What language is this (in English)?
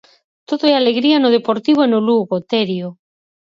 Galician